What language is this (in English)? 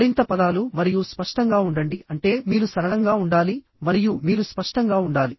Telugu